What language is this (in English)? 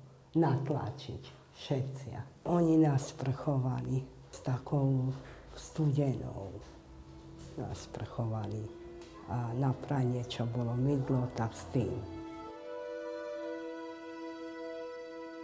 Hungarian